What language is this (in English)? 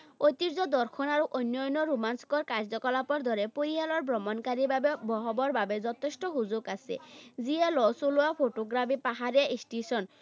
Assamese